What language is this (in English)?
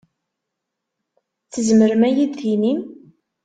Kabyle